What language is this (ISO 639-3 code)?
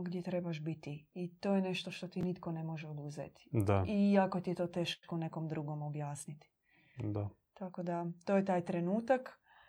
hrv